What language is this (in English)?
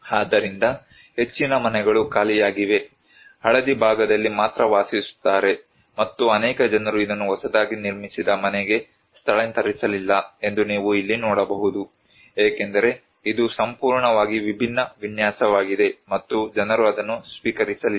Kannada